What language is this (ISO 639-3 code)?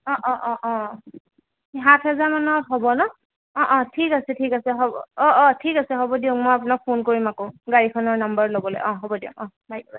asm